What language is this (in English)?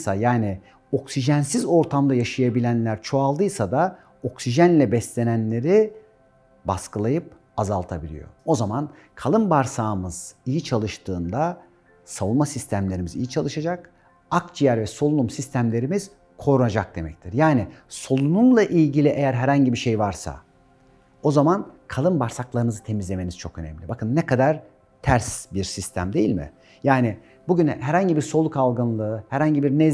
Turkish